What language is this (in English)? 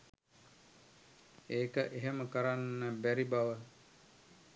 Sinhala